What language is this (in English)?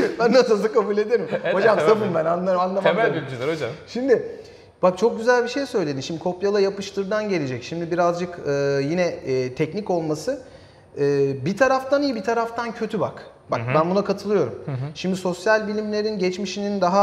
Turkish